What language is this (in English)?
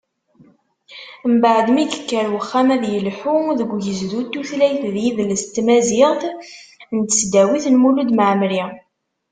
Kabyle